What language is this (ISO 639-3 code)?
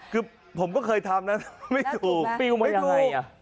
tha